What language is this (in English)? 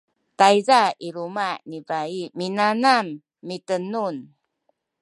Sakizaya